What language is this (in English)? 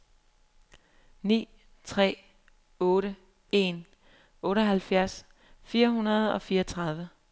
Danish